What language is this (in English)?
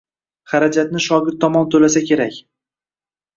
Uzbek